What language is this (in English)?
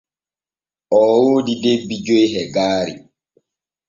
Borgu Fulfulde